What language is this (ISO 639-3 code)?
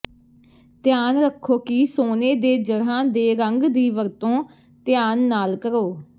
pan